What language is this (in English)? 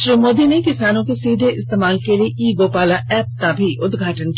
Hindi